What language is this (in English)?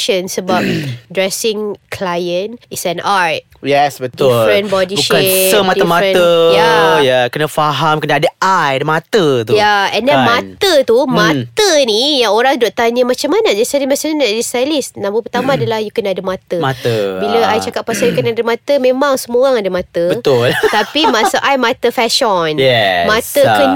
Malay